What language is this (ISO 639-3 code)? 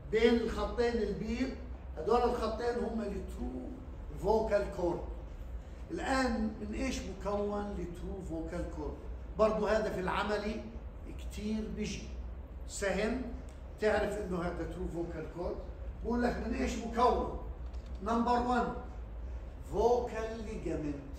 ara